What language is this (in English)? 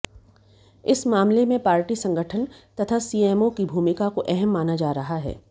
Hindi